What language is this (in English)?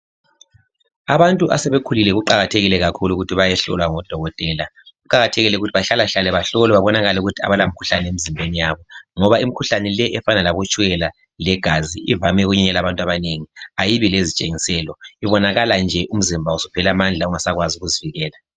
North Ndebele